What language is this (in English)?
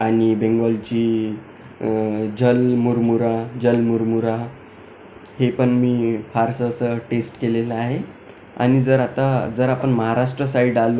Marathi